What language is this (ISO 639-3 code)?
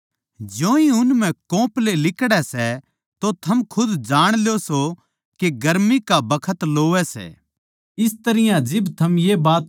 bgc